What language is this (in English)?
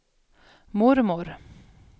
Swedish